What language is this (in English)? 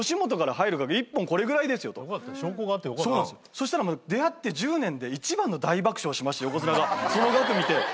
Japanese